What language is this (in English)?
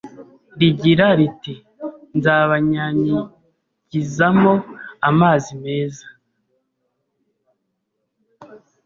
Kinyarwanda